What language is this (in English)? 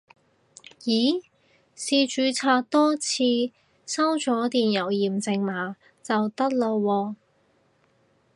Cantonese